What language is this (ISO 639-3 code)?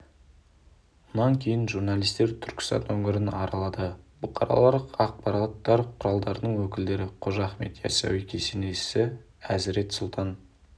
kaz